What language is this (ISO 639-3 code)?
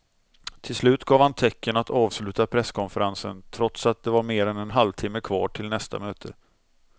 swe